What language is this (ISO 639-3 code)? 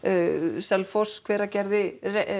isl